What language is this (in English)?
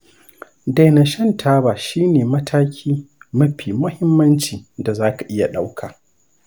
Hausa